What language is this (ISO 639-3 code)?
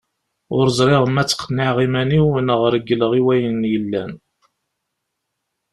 kab